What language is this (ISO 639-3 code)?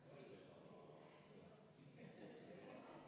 est